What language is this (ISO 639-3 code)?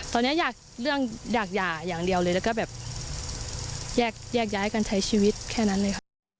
tha